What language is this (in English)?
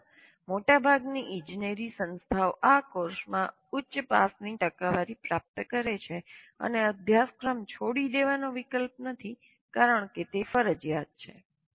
Gujarati